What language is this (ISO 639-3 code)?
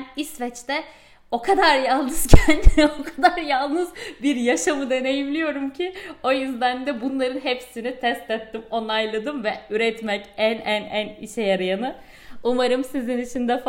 tur